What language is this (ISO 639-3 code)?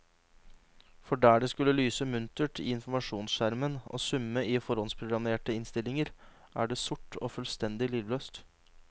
nor